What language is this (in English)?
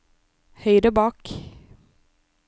Norwegian